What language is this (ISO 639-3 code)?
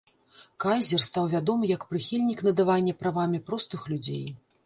bel